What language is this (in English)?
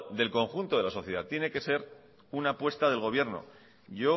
Spanish